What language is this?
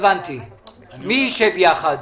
Hebrew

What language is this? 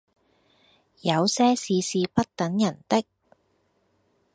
Cantonese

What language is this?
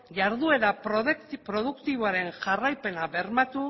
Basque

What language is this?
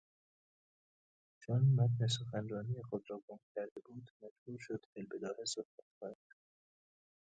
Persian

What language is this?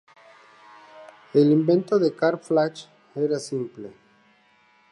Spanish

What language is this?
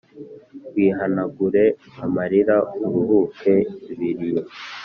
Kinyarwanda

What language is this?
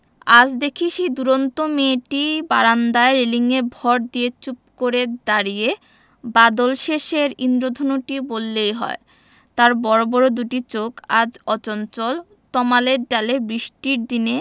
Bangla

